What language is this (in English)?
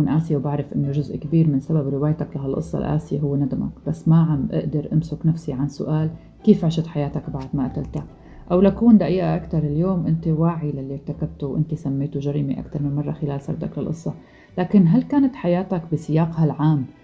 Arabic